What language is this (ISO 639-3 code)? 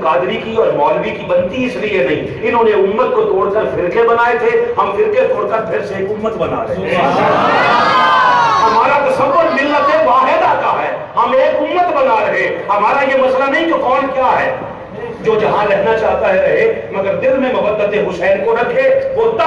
hin